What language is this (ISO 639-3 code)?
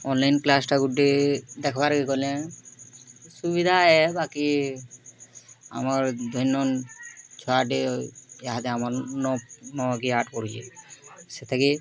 ori